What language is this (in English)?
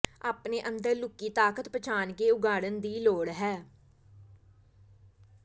Punjabi